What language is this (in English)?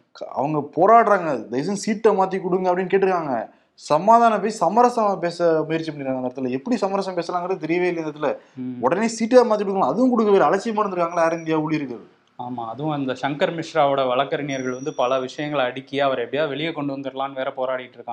Tamil